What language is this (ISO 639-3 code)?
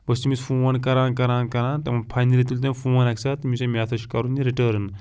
kas